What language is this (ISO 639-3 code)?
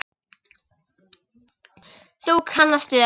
isl